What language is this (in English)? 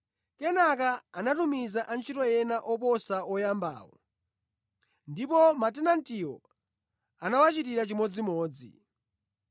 Nyanja